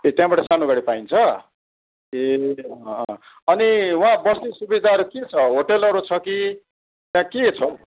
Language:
Nepali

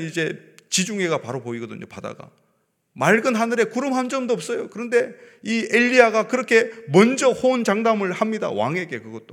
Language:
Korean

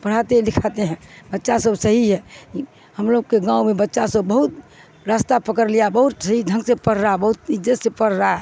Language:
Urdu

